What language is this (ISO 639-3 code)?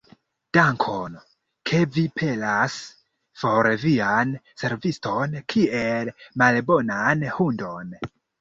epo